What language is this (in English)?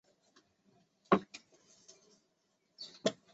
Chinese